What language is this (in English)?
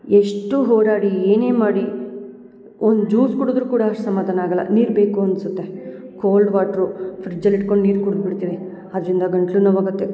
Kannada